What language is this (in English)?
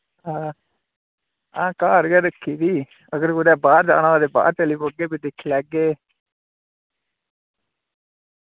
Dogri